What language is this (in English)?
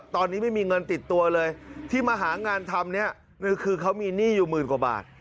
Thai